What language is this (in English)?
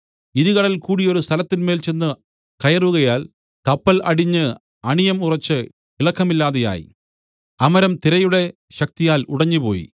Malayalam